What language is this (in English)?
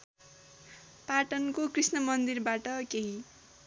Nepali